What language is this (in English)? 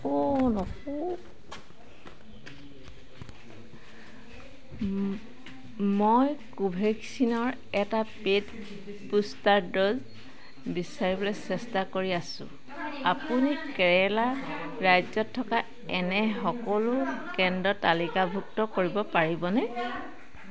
Assamese